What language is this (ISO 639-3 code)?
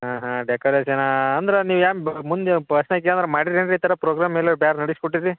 kan